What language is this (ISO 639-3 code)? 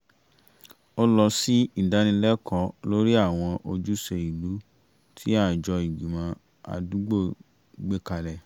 yor